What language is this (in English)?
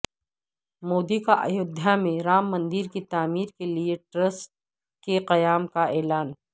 Urdu